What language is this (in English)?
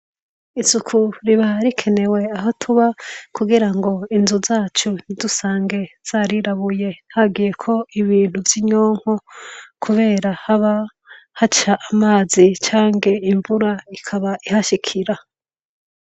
Rundi